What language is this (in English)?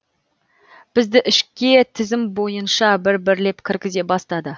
Kazakh